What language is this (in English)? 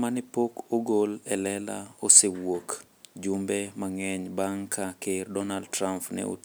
Luo (Kenya and Tanzania)